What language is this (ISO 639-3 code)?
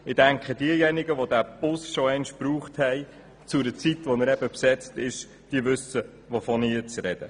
gsw